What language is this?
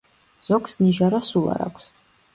Georgian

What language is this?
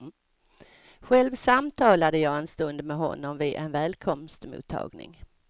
Swedish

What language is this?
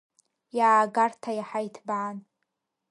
Abkhazian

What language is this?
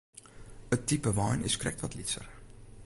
Western Frisian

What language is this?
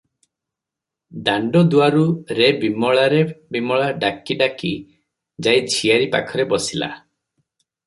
Odia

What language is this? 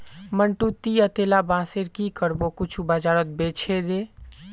Magahi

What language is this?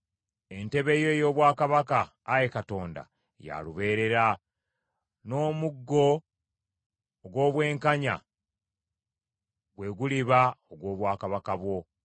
Ganda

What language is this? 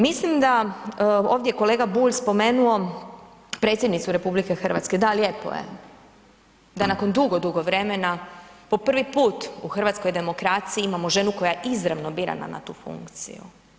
Croatian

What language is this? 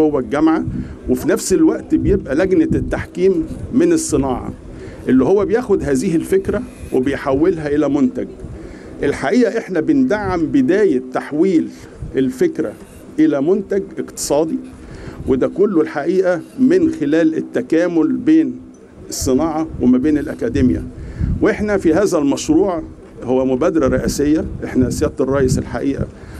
Arabic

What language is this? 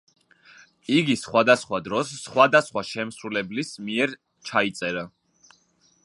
Georgian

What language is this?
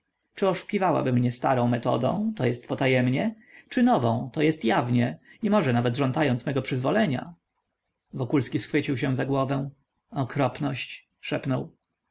Polish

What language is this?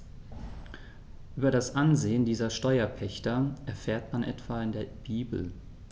German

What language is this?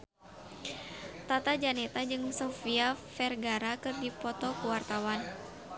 Sundanese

